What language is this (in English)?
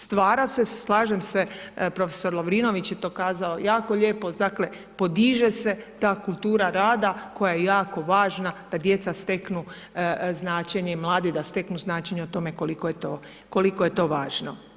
Croatian